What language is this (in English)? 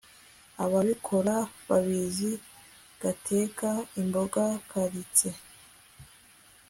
Kinyarwanda